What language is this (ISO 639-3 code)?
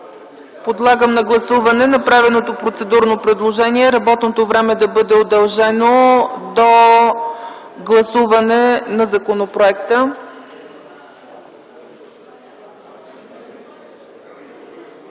bul